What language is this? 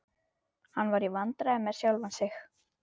Icelandic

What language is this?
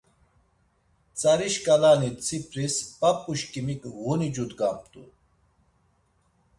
Laz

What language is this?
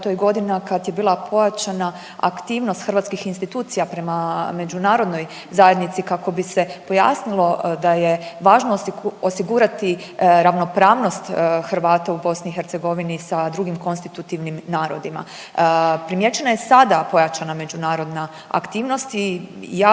Croatian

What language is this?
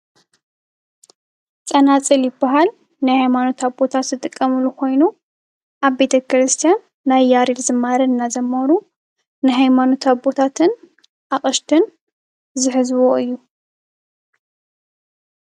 Tigrinya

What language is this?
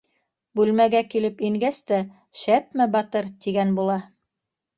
Bashkir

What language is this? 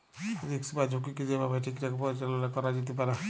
Bangla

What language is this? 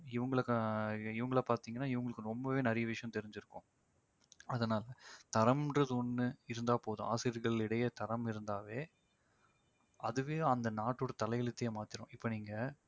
Tamil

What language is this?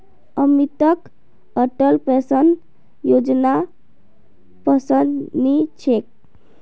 Magahi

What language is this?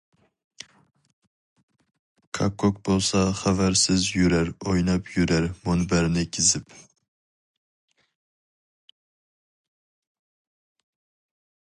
Uyghur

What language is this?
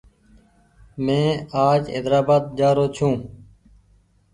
Goaria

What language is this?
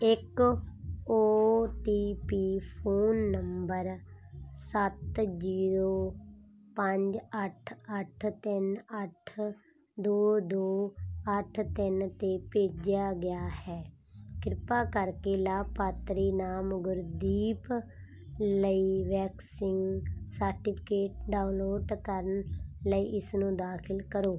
Punjabi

